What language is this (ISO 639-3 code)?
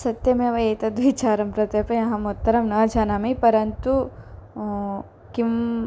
san